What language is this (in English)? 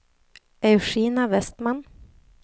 Swedish